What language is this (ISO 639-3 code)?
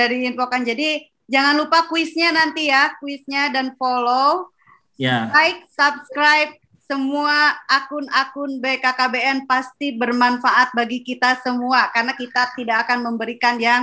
ind